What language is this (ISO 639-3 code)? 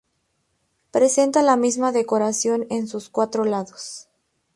spa